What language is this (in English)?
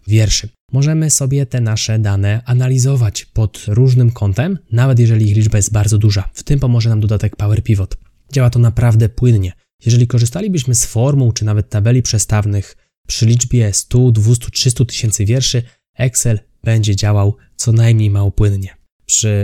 Polish